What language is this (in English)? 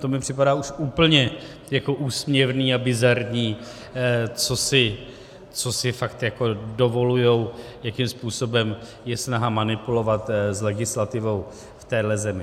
Czech